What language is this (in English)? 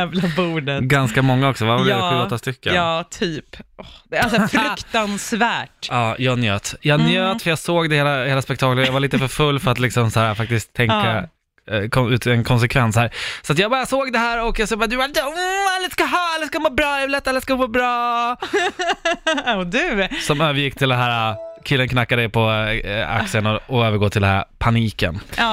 Swedish